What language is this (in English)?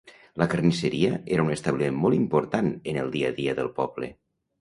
Catalan